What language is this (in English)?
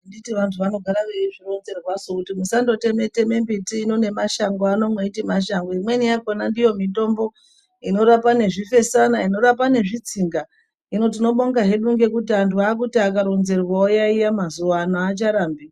Ndau